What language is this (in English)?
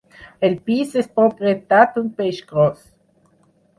Catalan